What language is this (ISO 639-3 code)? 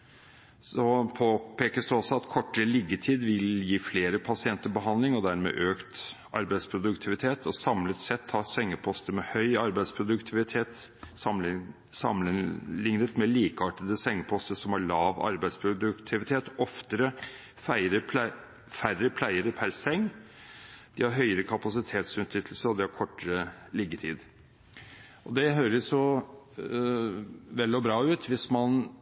nob